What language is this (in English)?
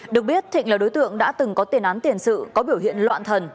Vietnamese